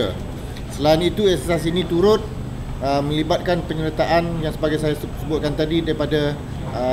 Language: Malay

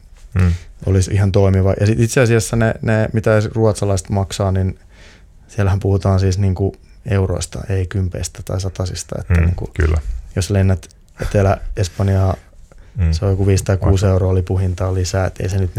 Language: Finnish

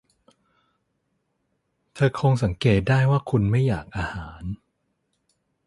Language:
Thai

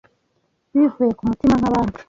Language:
Kinyarwanda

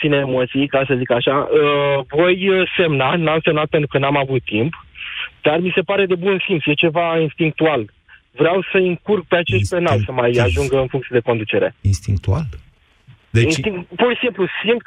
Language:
Romanian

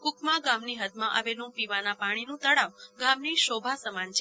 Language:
Gujarati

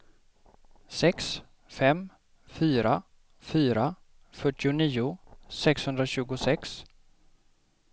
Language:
Swedish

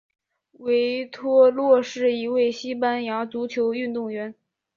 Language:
Chinese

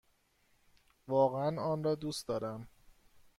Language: Persian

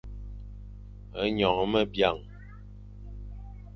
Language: Fang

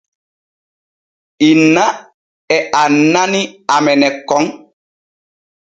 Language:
Borgu Fulfulde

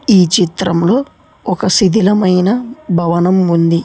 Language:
Telugu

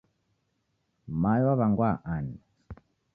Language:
Taita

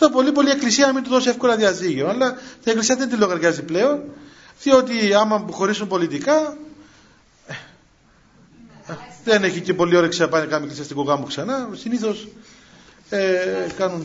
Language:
Greek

